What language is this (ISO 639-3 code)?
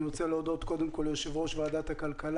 heb